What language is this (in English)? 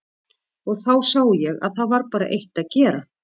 Icelandic